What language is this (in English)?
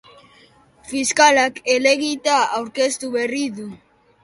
Basque